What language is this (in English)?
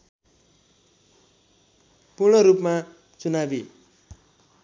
Nepali